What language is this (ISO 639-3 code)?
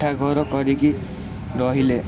ori